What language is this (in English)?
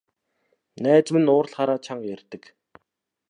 Mongolian